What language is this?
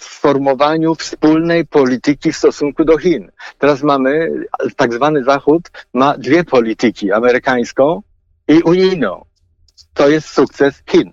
Polish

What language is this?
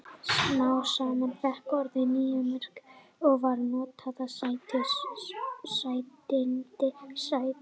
Icelandic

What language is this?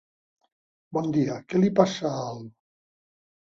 Catalan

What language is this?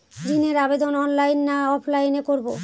Bangla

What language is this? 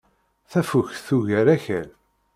Kabyle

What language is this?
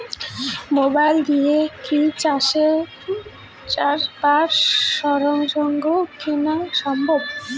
Bangla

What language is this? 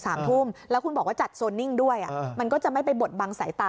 Thai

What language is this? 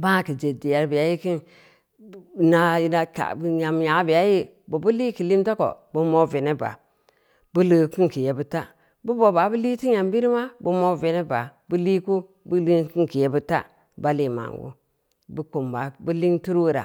Samba Leko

